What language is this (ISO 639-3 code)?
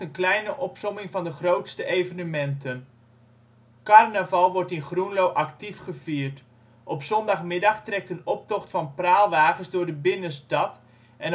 nld